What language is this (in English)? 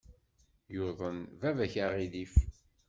Kabyle